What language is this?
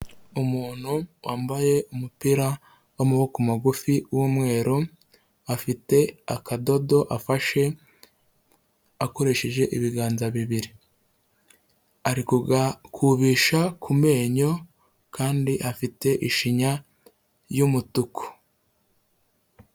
Kinyarwanda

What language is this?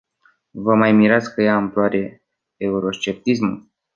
Romanian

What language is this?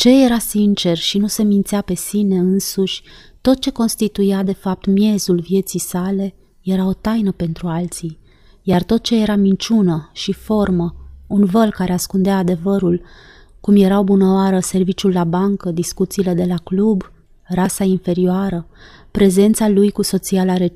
Romanian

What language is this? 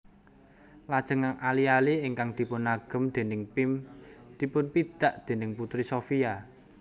Javanese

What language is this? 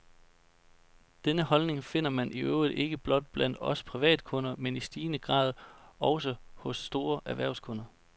Danish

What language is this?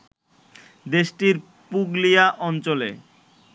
Bangla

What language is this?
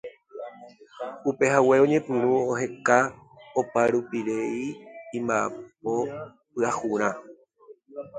Guarani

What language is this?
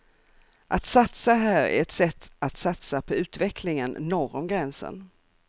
Swedish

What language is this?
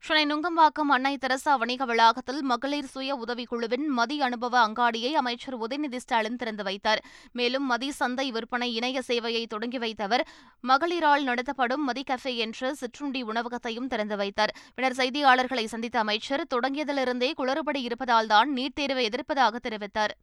Tamil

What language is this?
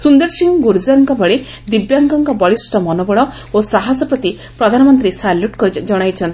Odia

